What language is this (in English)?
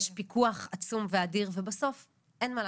Hebrew